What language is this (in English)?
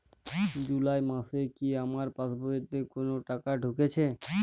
Bangla